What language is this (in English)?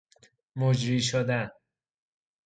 Persian